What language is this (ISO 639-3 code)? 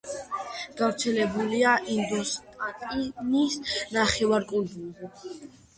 kat